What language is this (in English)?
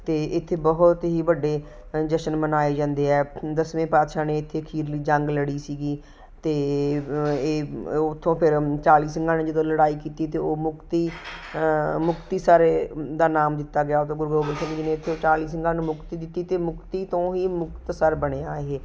Punjabi